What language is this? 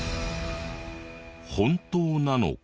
Japanese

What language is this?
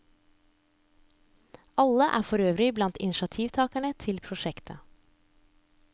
Norwegian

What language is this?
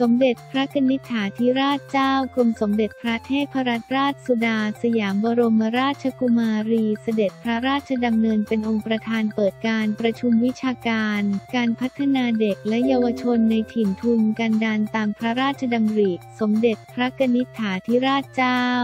Thai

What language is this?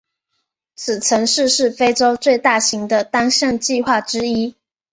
Chinese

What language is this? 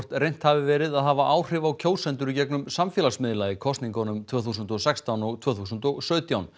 Icelandic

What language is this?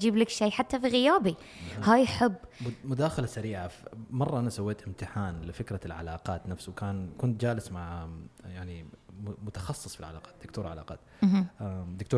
Arabic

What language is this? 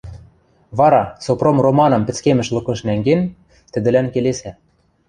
Western Mari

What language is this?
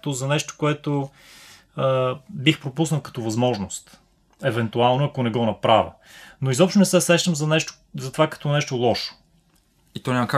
Bulgarian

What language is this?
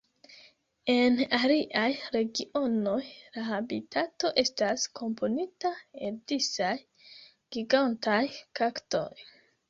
Esperanto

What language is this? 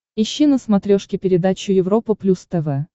Russian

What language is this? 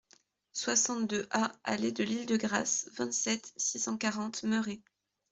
French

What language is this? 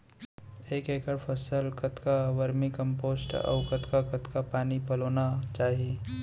Chhattisgarhi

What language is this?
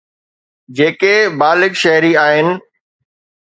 Sindhi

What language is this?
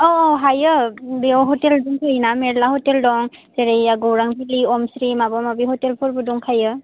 Bodo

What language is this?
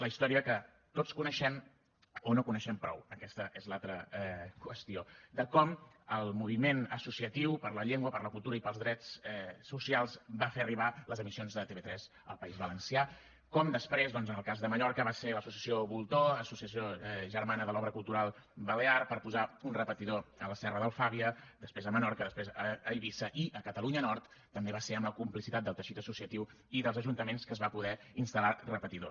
Catalan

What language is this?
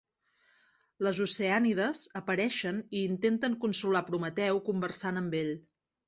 Catalan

